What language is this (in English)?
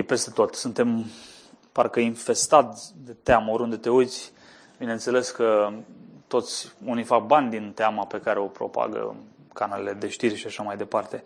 Romanian